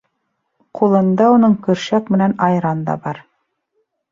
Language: Bashkir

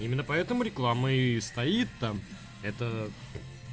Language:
Russian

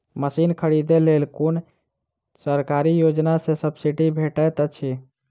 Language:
Maithili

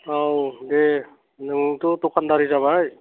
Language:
Bodo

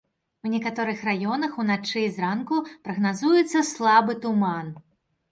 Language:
Belarusian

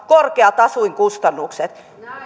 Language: Finnish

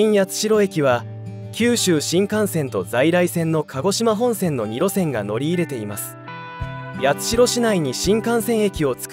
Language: Japanese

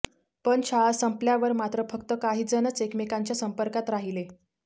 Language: Marathi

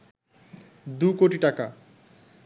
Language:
Bangla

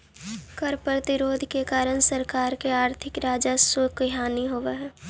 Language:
Magahi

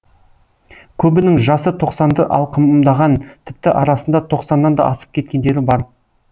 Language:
Kazakh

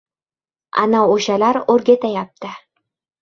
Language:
Uzbek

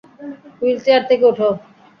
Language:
Bangla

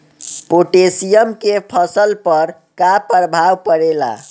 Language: Bhojpuri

